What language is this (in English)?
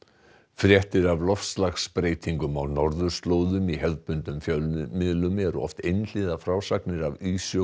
Icelandic